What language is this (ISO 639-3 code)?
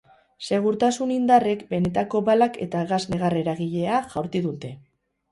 eus